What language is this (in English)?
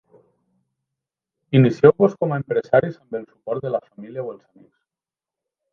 Catalan